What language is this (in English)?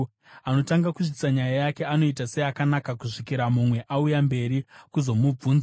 Shona